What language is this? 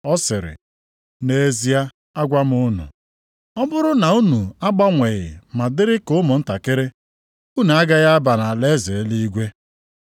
Igbo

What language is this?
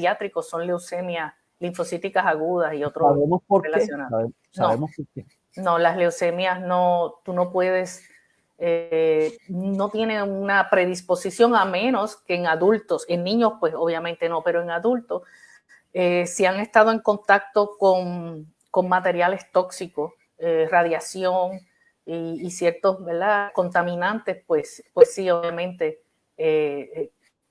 Spanish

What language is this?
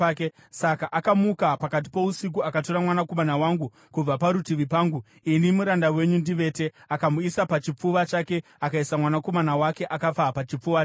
Shona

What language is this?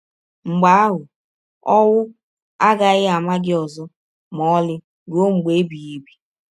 Igbo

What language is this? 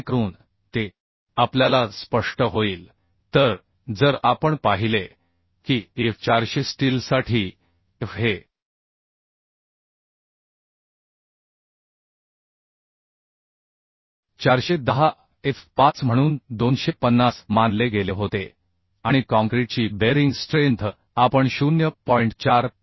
Marathi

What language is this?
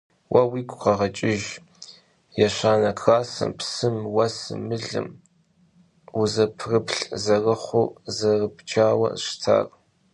Kabardian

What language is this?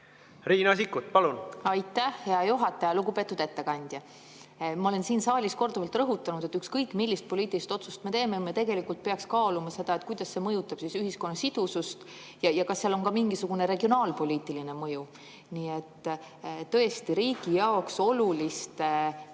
Estonian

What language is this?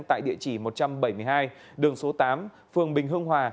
Vietnamese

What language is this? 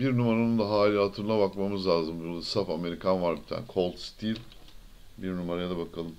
Turkish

